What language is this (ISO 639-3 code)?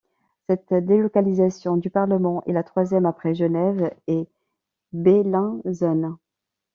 fra